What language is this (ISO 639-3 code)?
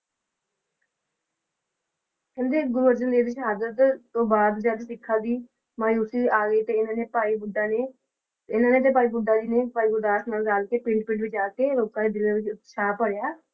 pan